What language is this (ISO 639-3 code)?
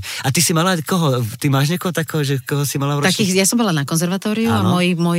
slk